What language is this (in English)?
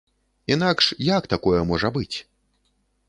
Belarusian